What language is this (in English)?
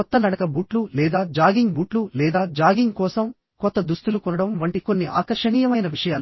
Telugu